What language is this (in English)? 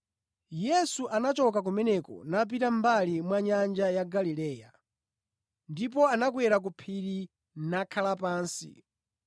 Nyanja